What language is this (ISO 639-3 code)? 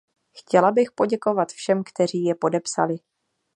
ces